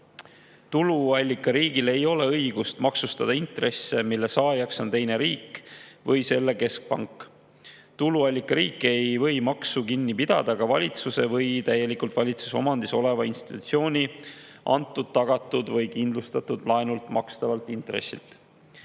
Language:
Estonian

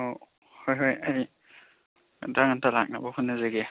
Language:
Manipuri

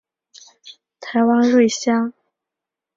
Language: Chinese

